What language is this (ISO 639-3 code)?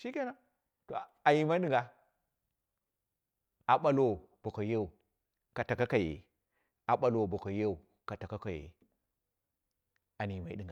kna